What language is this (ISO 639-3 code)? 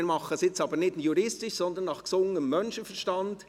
gsw